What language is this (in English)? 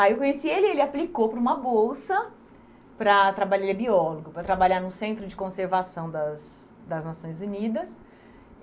Portuguese